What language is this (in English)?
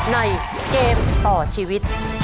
Thai